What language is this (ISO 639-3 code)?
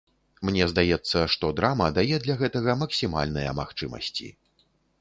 bel